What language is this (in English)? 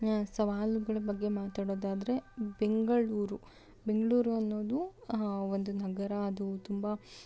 Kannada